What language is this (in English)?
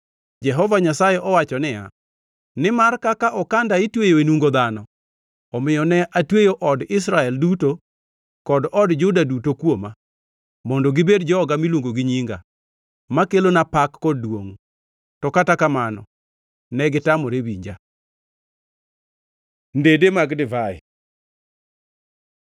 Luo (Kenya and Tanzania)